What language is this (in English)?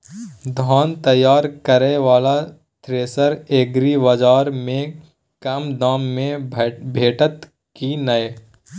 Maithili